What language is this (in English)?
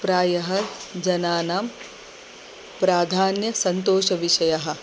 Sanskrit